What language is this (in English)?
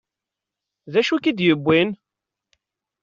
Kabyle